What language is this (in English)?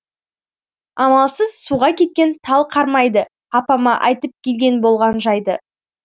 Kazakh